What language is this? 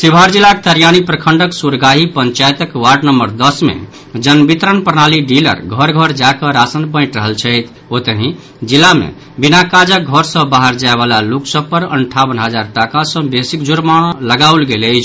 Maithili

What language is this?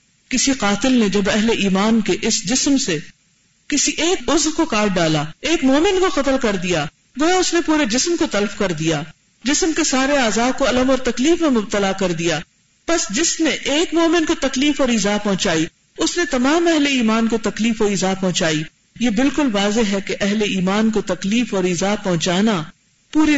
Urdu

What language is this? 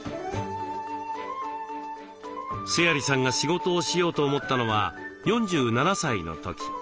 Japanese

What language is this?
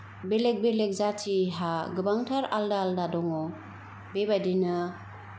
Bodo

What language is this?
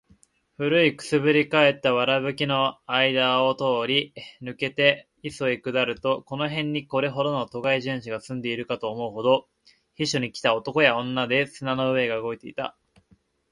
Japanese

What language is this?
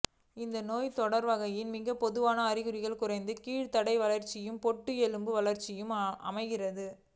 Tamil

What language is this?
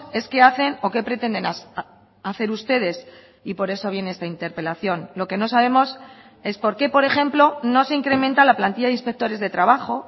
Spanish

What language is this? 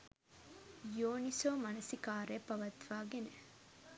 Sinhala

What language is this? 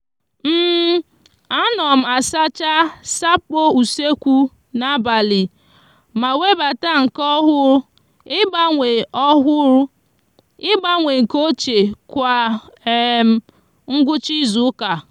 Igbo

